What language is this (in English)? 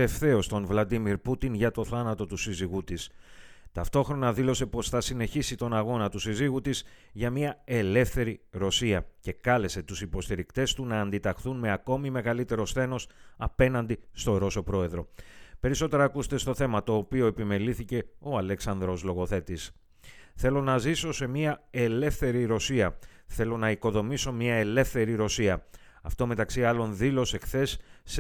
Greek